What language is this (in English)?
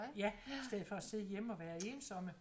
Danish